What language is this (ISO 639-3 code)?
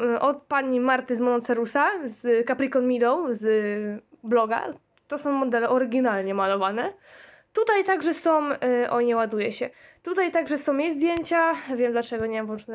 pol